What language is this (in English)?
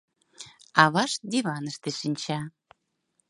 Mari